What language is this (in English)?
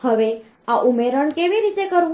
Gujarati